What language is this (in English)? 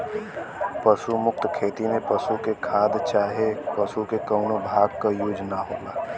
Bhojpuri